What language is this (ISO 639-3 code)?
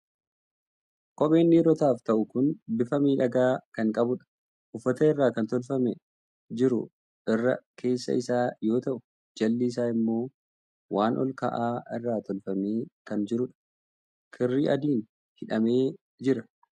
orm